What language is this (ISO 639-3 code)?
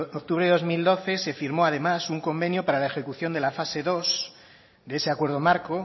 spa